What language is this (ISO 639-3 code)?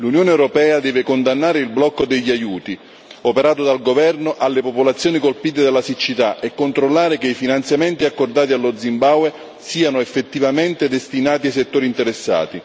ita